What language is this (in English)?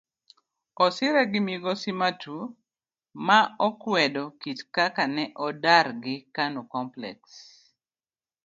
Luo (Kenya and Tanzania)